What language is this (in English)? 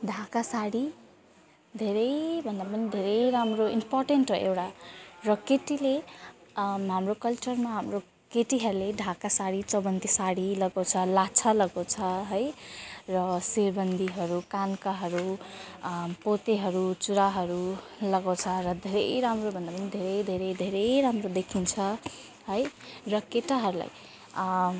Nepali